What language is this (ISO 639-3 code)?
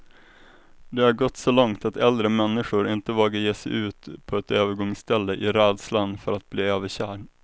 swe